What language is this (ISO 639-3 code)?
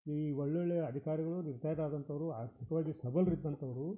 kan